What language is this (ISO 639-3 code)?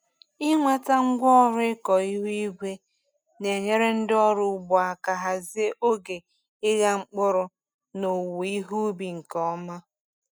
ibo